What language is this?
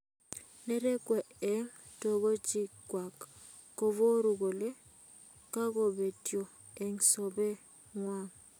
Kalenjin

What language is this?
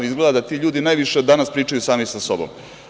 Serbian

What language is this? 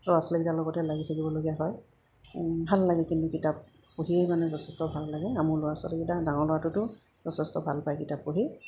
Assamese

